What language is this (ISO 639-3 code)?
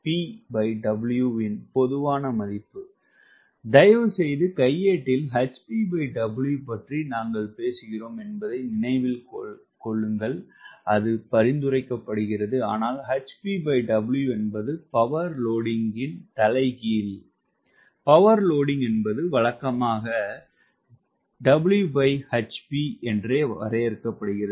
tam